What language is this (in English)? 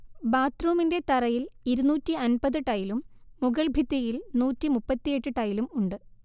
Malayalam